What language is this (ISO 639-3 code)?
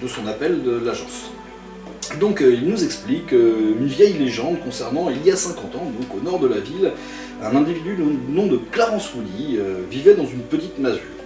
fra